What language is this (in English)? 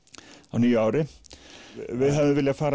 Icelandic